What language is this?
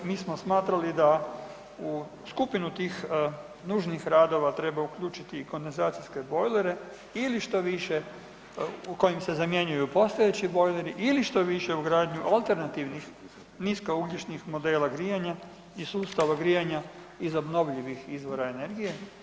Croatian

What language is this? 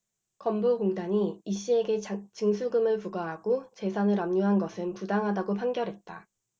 Korean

